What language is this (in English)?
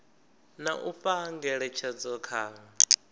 Venda